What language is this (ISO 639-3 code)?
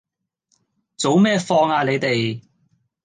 yue